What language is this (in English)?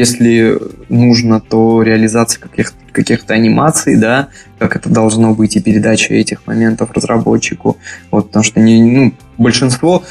Russian